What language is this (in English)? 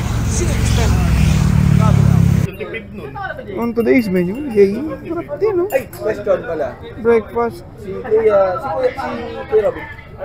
Filipino